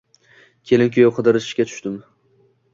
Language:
Uzbek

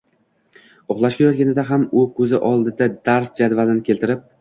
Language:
Uzbek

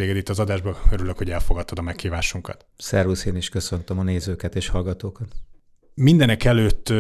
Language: Hungarian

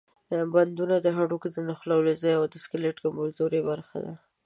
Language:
Pashto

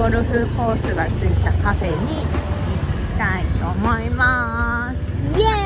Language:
Japanese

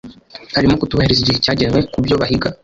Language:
Kinyarwanda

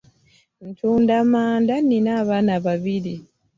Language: Ganda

